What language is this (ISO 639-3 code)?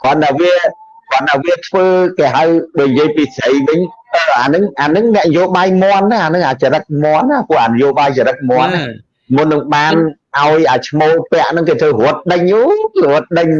vie